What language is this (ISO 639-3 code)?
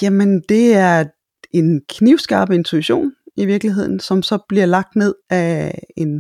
dan